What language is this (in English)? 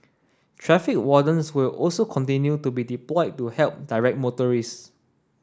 English